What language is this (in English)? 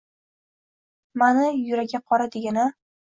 Uzbek